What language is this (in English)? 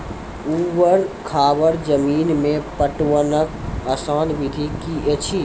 Maithili